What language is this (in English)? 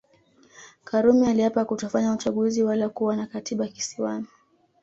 Swahili